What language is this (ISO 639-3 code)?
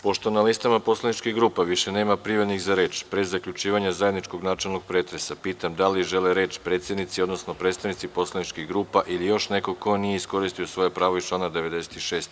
srp